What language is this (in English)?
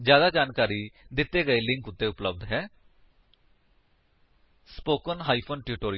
Punjabi